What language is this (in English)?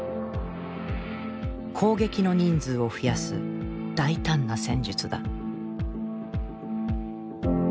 Japanese